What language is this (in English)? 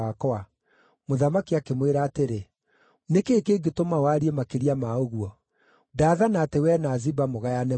Kikuyu